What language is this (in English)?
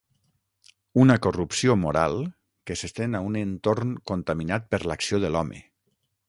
Catalan